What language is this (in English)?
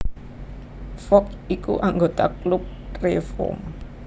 Javanese